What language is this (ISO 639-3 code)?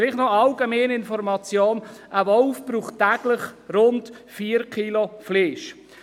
gsw